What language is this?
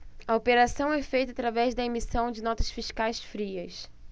Portuguese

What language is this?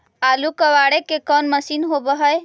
Magahi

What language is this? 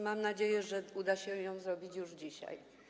Polish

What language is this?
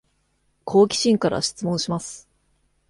Japanese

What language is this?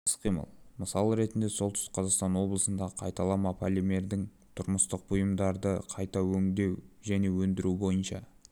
Kazakh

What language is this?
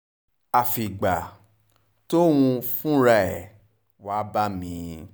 Yoruba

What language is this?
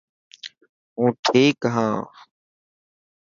Dhatki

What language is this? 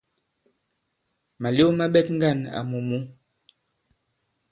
Bankon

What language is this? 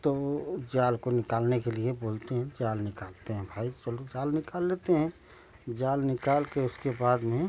Hindi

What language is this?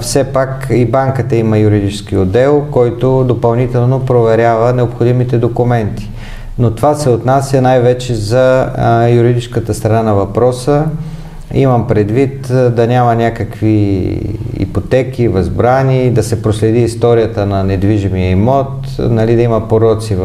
Bulgarian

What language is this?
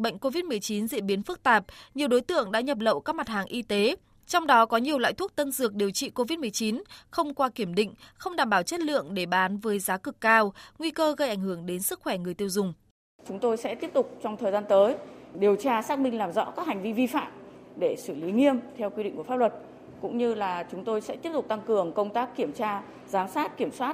Vietnamese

